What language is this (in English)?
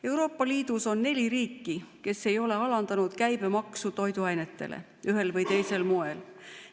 Estonian